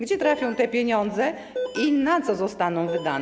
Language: Polish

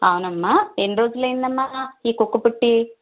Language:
Telugu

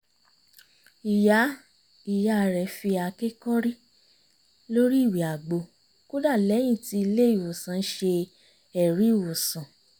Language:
Yoruba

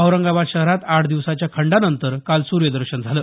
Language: Marathi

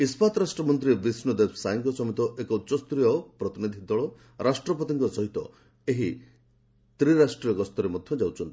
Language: Odia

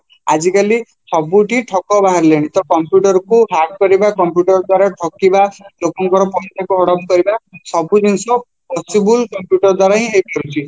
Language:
Odia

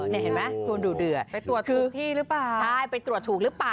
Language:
Thai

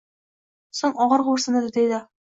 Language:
Uzbek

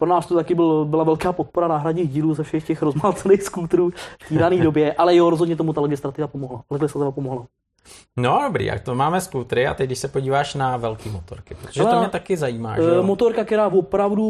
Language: Czech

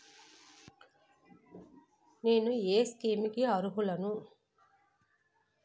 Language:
Telugu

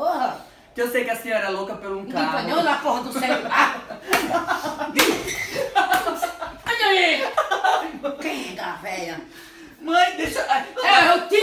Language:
Portuguese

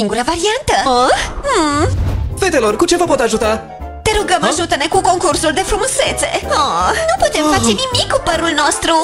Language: Romanian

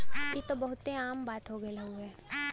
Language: Bhojpuri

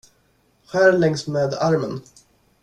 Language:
Swedish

